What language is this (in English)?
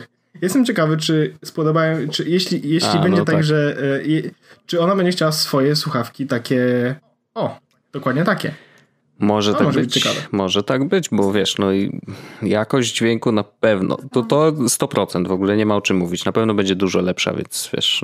Polish